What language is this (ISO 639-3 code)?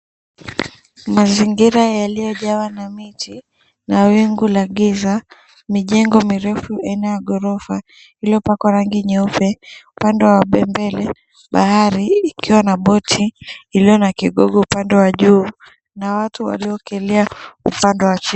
swa